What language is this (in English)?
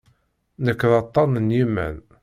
Kabyle